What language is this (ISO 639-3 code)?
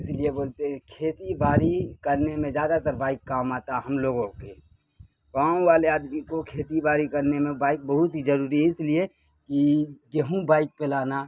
urd